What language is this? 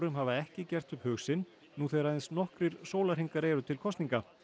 Icelandic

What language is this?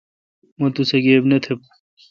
Kalkoti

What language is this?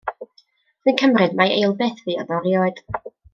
Welsh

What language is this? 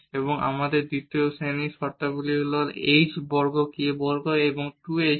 Bangla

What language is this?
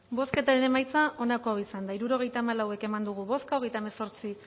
Basque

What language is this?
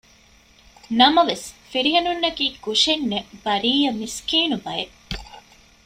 Divehi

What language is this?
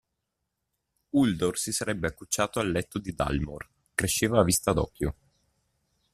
Italian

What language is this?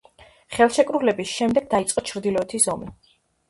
Georgian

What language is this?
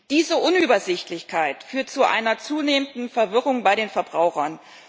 German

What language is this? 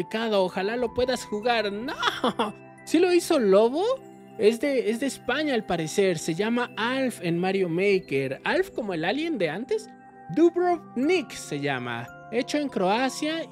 Spanish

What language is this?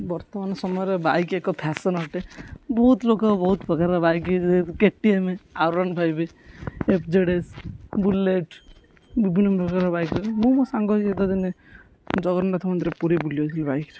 Odia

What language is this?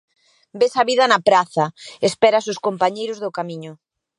Galician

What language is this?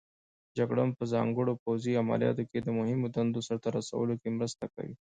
Pashto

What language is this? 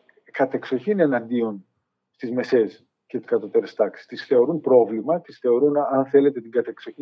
Greek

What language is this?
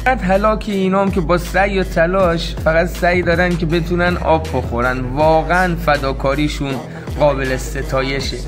Persian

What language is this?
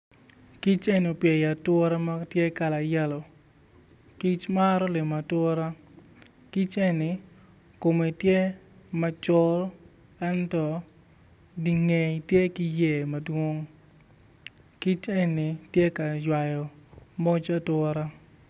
Acoli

